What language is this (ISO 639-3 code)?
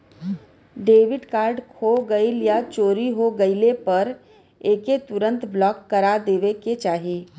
bho